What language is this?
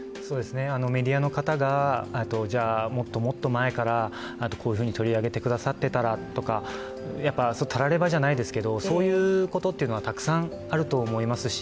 Japanese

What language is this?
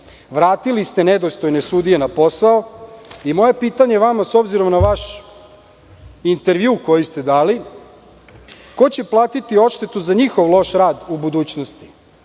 Serbian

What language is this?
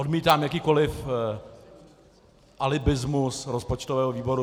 Czech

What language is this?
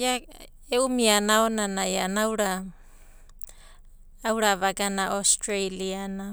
Abadi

